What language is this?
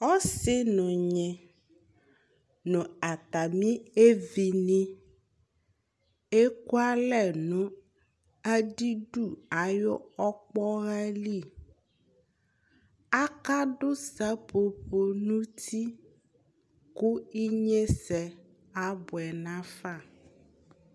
Ikposo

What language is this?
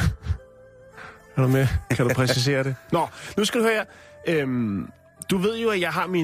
Danish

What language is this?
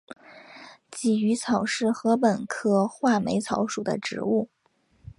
Chinese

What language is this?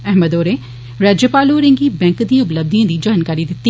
Dogri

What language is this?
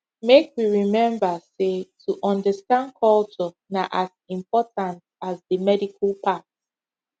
Nigerian Pidgin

